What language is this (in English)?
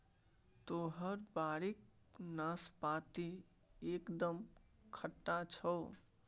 Maithili